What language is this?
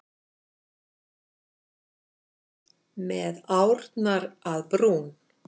Icelandic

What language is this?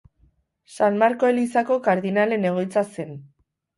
Basque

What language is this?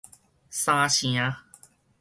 Min Nan Chinese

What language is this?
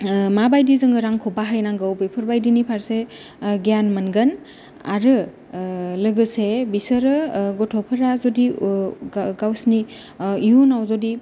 Bodo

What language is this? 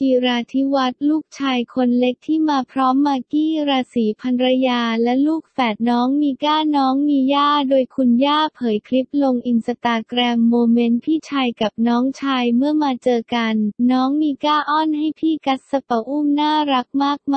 Thai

